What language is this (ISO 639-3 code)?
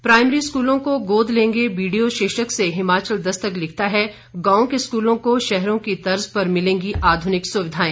hin